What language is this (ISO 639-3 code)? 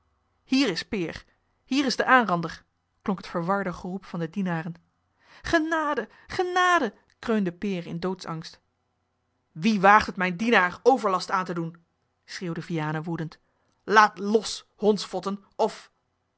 nld